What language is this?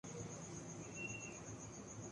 Urdu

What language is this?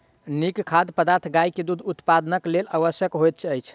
Maithili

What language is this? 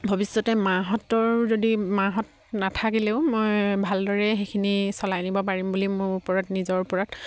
Assamese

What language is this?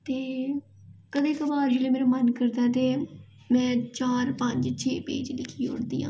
Dogri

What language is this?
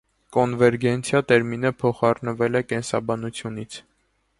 Armenian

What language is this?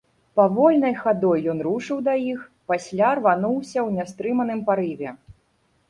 Belarusian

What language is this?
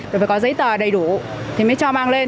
Vietnamese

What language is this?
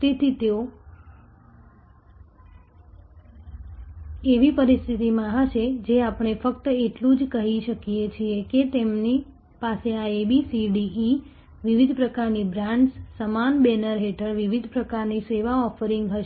Gujarati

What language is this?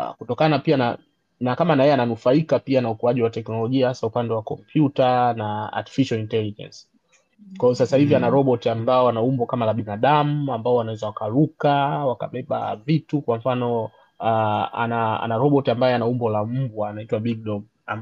Swahili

